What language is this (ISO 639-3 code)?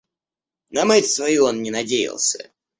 rus